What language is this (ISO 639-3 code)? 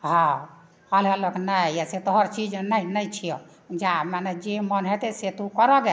mai